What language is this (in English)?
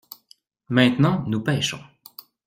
French